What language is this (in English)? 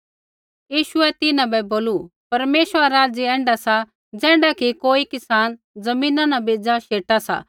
Kullu Pahari